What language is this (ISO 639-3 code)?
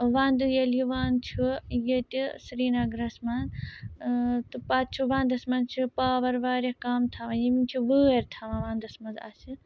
kas